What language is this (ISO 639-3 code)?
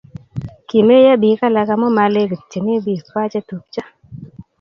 kln